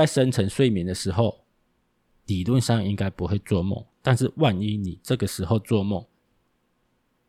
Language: Chinese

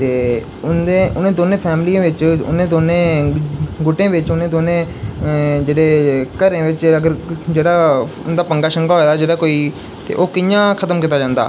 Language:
Dogri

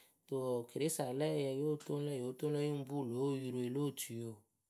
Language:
Akebu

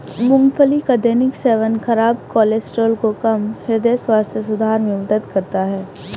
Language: Hindi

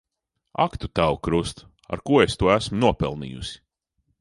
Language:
Latvian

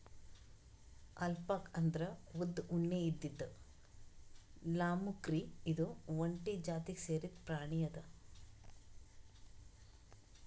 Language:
Kannada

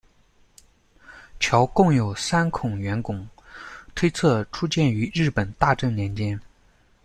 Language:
Chinese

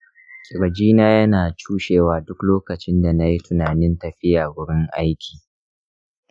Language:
Hausa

